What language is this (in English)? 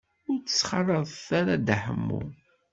Kabyle